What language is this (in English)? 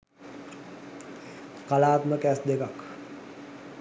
Sinhala